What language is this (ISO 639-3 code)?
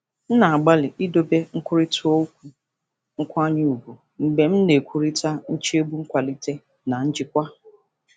ibo